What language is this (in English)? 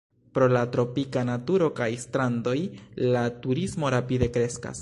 Esperanto